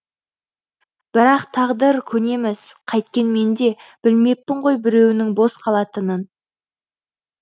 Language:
Kazakh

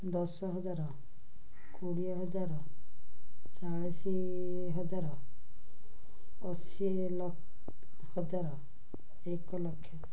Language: Odia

